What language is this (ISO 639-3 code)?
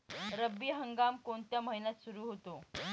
mar